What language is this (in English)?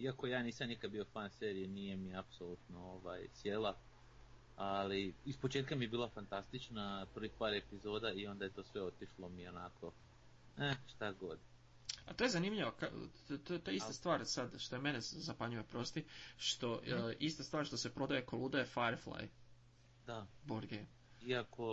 Croatian